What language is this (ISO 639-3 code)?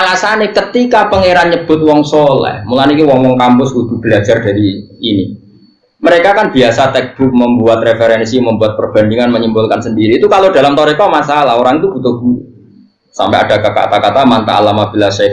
ind